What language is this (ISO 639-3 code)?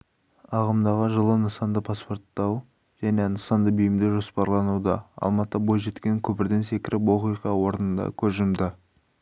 kaz